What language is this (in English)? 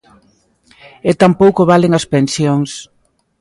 Galician